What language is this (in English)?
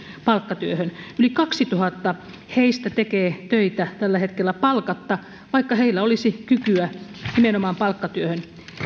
Finnish